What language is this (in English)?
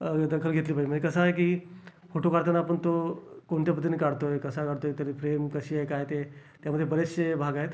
Marathi